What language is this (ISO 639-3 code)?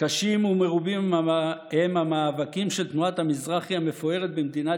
heb